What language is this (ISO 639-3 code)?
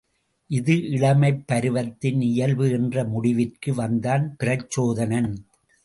tam